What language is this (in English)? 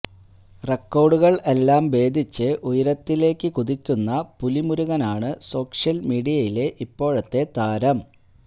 Malayalam